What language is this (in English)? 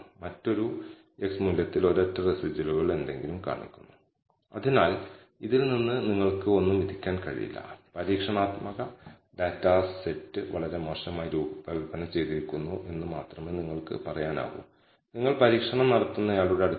Malayalam